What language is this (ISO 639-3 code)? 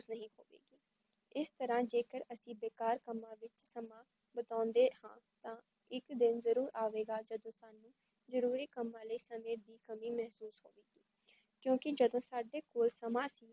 pan